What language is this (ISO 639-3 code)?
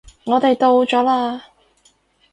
yue